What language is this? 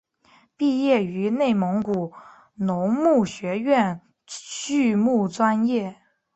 Chinese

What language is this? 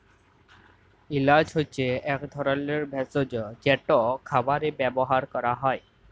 Bangla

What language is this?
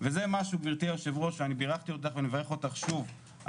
Hebrew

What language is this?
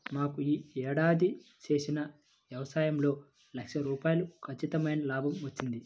Telugu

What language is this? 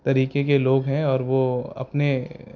Urdu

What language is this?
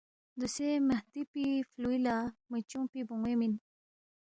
Balti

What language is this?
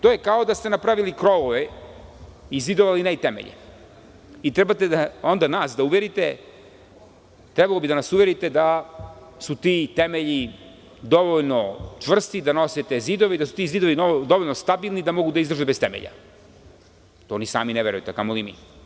Serbian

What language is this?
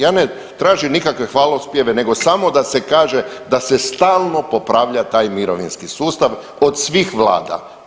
Croatian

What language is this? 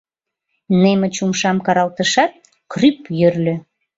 Mari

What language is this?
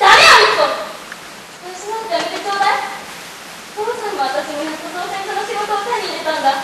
Japanese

